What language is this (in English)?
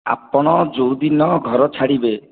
Odia